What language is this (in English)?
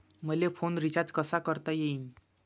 Marathi